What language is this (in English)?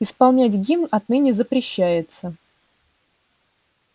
Russian